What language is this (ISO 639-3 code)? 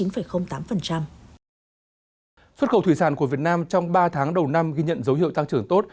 vie